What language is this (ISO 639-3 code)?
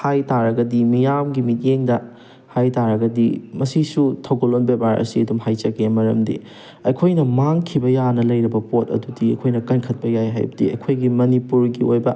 mni